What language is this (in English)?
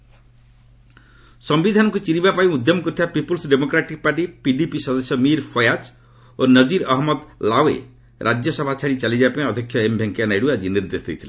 Odia